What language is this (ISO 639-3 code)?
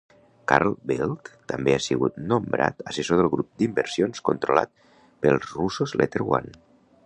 cat